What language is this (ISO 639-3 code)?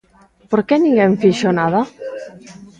glg